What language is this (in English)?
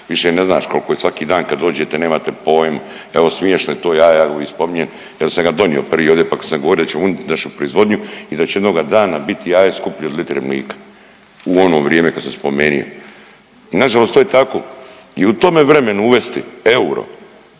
Croatian